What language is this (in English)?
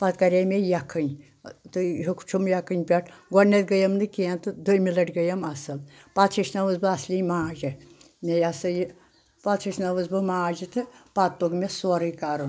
Kashmiri